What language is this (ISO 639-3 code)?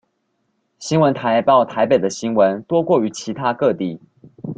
zho